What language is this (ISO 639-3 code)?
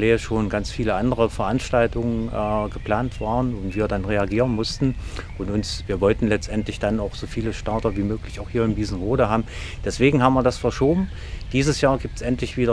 deu